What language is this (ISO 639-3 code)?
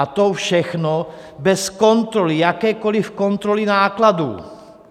ces